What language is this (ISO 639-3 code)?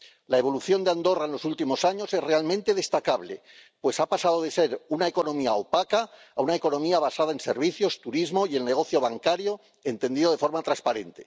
spa